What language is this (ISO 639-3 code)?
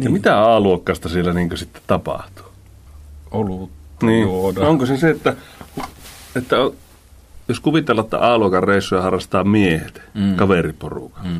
fin